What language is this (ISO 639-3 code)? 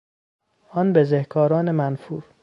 fas